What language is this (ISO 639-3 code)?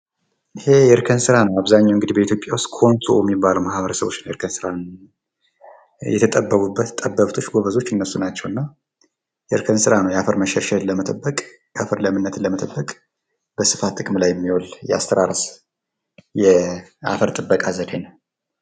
amh